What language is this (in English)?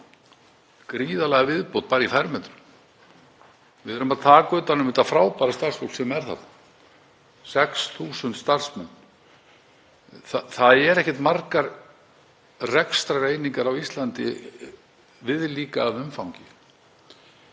Icelandic